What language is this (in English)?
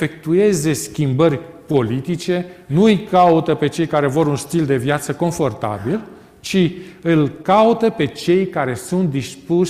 Romanian